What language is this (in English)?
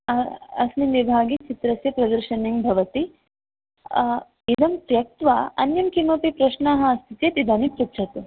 Sanskrit